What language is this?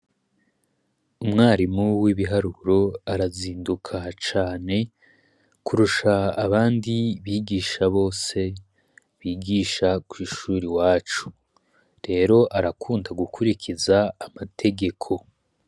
Rundi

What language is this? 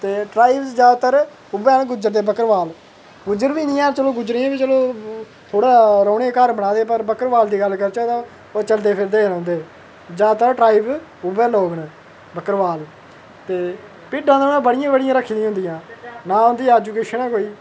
Dogri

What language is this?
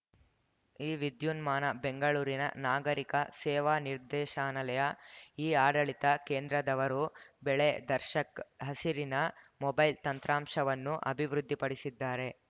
Kannada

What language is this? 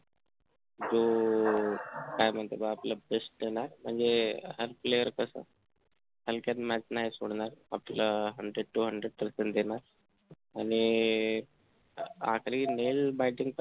Marathi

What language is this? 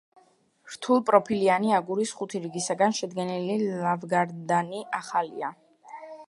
Georgian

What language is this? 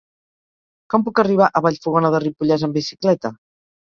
Catalan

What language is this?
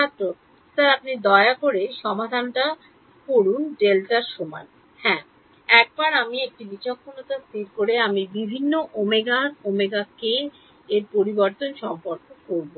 Bangla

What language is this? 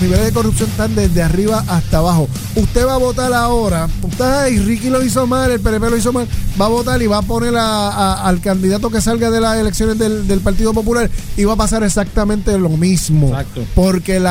Spanish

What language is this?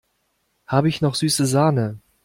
German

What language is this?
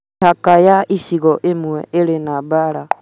Kikuyu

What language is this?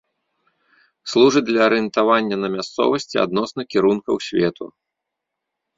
Belarusian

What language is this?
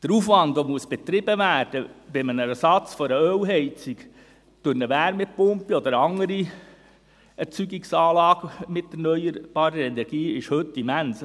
Swiss German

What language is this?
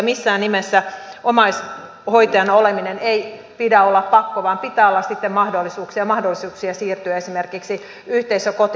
Finnish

